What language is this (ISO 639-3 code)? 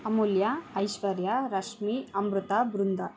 kan